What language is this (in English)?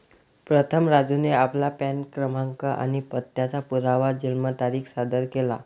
Marathi